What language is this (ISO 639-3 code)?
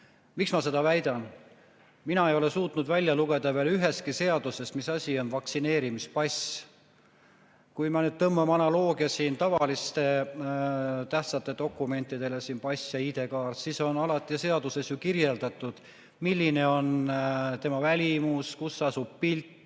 est